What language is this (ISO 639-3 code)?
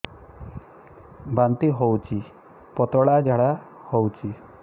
ori